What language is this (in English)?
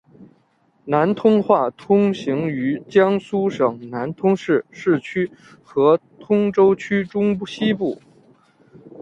Chinese